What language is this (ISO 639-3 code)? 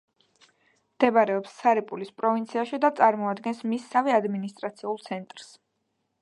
kat